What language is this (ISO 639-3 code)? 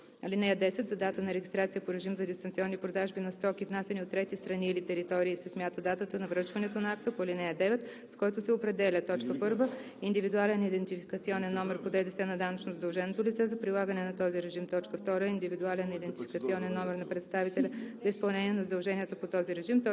bul